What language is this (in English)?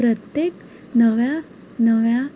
Konkani